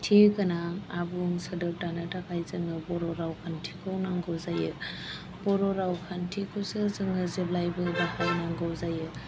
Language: Bodo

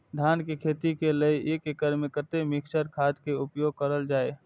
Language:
Maithili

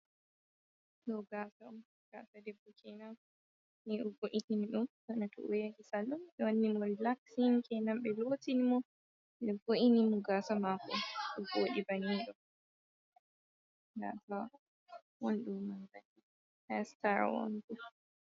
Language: Fula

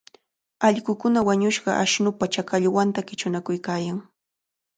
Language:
Cajatambo North Lima Quechua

